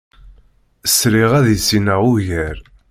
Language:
Kabyle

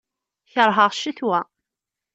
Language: Kabyle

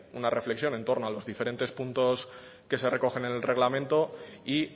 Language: Spanish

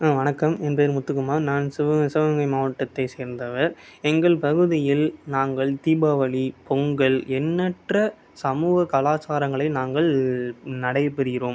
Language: Tamil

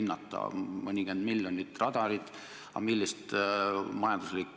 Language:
Estonian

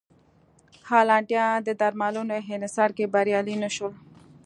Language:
Pashto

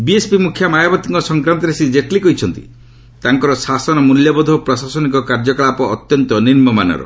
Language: Odia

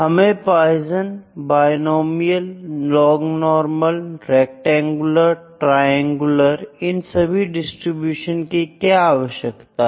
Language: Hindi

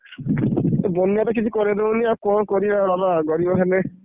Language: Odia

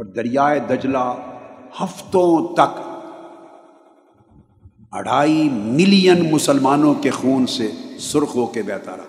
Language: Urdu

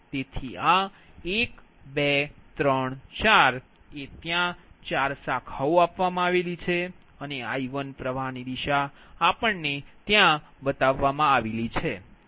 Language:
Gujarati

